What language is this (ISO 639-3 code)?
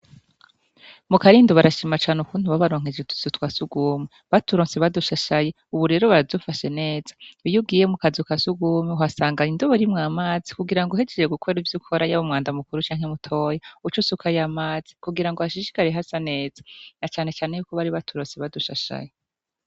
run